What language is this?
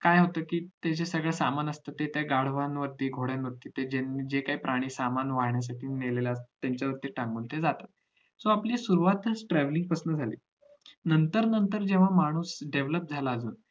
Marathi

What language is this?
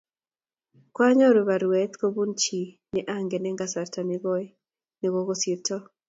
Kalenjin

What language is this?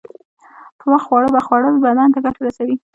Pashto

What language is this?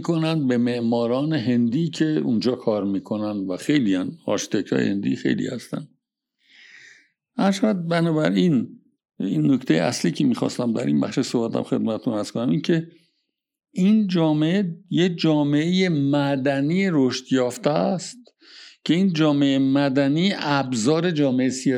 Persian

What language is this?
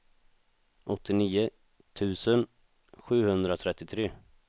Swedish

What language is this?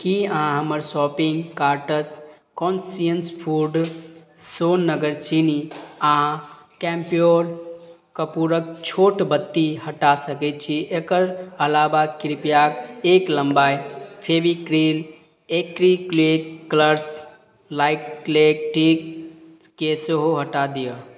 Maithili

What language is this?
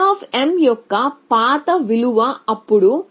Telugu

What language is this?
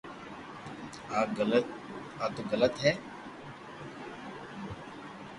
Loarki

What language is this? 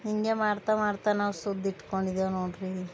Kannada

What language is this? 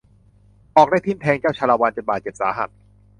Thai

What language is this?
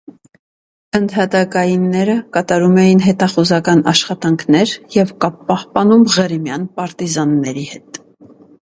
Armenian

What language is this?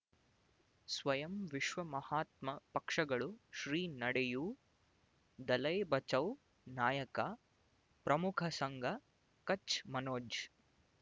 Kannada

